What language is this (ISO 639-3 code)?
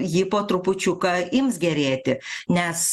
lit